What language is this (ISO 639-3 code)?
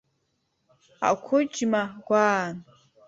abk